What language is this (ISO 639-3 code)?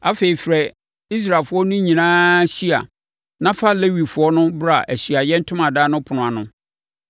aka